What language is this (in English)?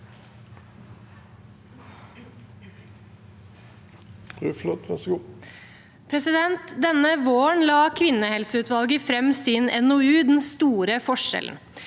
Norwegian